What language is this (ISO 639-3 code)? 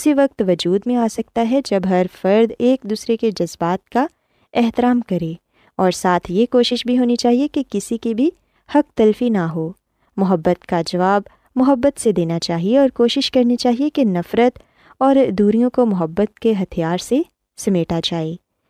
urd